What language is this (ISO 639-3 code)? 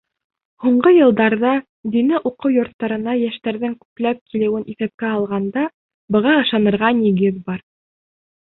bak